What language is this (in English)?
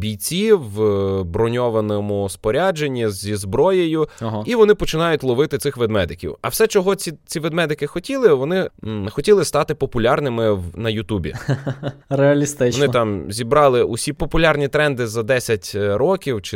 Ukrainian